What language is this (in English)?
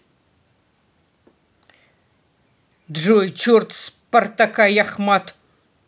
Russian